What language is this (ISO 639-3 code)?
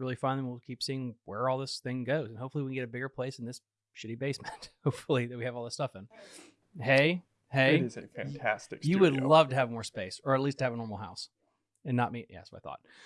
eng